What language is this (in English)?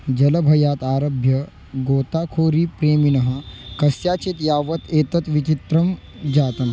Sanskrit